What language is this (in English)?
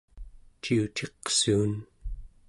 Central Yupik